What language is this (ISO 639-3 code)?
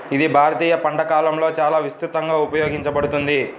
tel